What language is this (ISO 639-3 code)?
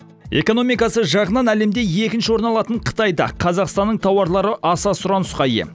kaz